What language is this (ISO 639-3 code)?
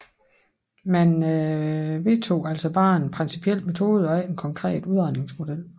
dan